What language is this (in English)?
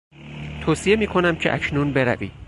Persian